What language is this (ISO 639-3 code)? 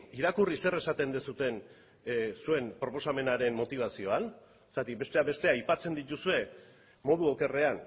eus